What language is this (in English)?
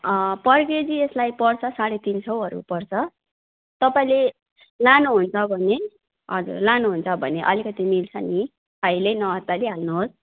Nepali